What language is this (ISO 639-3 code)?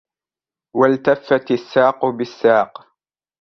ara